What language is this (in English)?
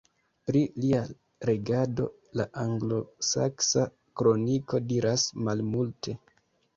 Esperanto